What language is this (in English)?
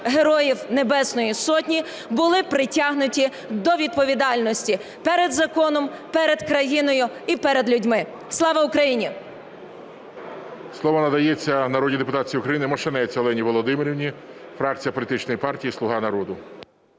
Ukrainian